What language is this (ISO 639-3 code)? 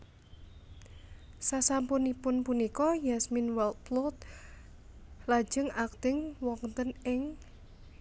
jav